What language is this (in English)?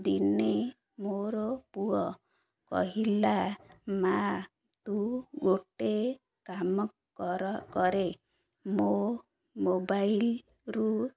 Odia